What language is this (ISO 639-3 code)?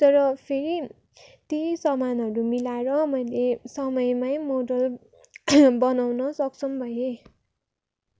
nep